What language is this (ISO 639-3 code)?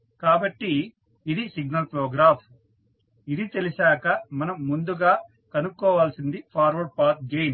tel